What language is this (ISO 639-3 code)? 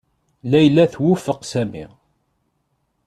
kab